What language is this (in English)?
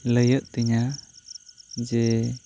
Santali